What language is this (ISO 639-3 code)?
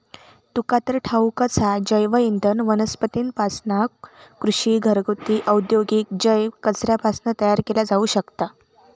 mar